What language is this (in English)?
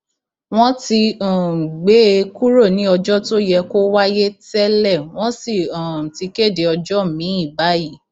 Yoruba